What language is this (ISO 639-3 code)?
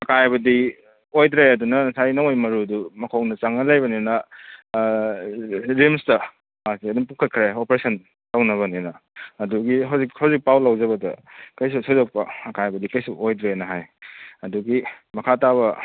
mni